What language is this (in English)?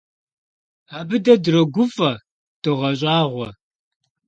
Kabardian